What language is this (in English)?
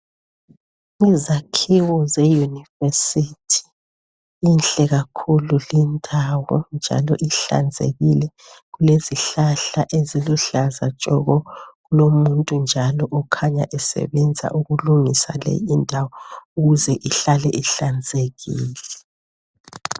North Ndebele